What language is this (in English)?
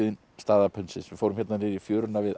Icelandic